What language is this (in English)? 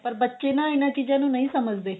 Punjabi